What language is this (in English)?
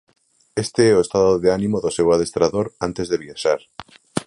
Galician